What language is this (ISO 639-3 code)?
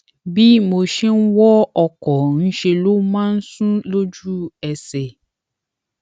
yor